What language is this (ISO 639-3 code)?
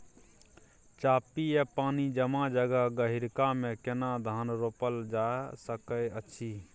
mai